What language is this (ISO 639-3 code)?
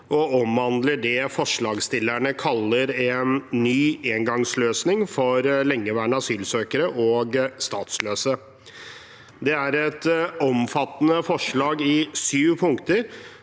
nor